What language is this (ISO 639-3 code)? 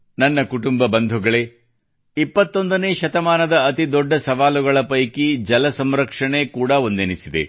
kan